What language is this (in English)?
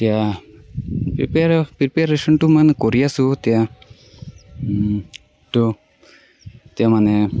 Assamese